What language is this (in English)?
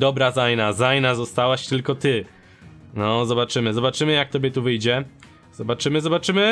Polish